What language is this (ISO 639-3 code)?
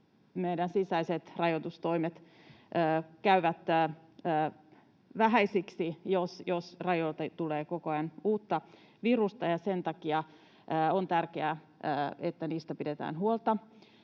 fin